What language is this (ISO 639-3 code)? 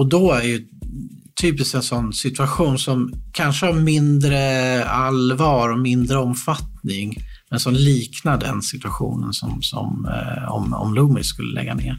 swe